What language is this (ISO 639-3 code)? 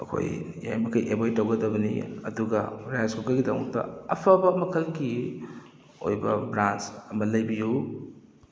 mni